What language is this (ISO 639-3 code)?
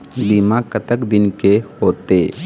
hne